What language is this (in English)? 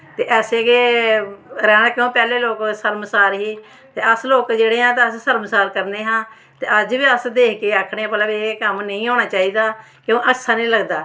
Dogri